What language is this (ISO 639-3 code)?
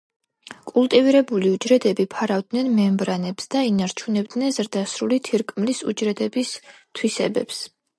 kat